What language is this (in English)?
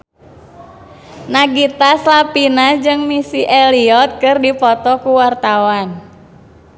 Sundanese